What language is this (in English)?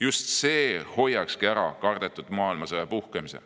Estonian